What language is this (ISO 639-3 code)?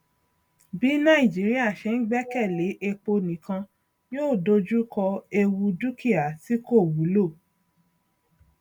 yor